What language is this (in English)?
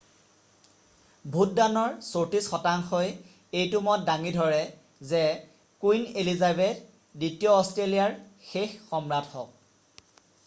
Assamese